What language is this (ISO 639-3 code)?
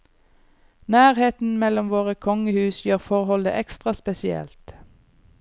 nor